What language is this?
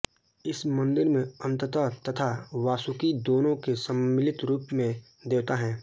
Hindi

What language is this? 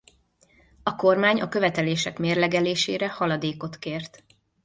Hungarian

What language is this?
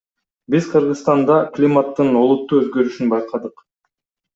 Kyrgyz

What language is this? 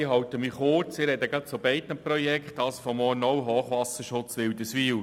Swiss German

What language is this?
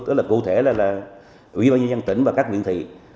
Vietnamese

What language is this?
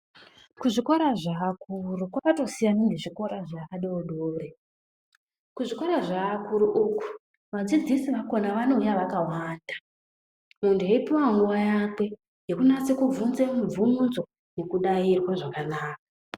Ndau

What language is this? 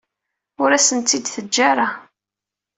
Kabyle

